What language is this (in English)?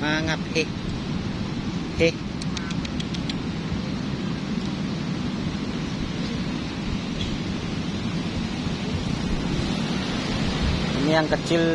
Indonesian